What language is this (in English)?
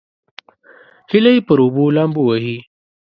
Pashto